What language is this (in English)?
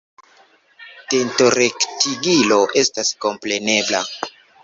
Esperanto